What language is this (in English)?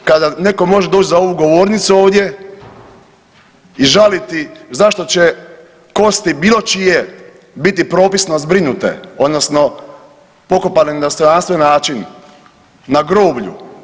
Croatian